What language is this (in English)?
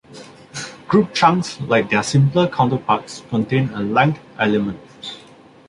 English